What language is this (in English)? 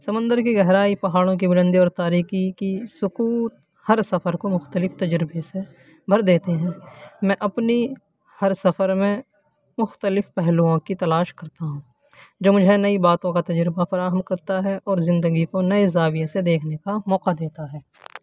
Urdu